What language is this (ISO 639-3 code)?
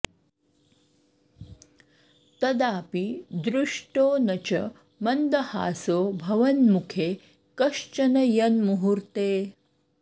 san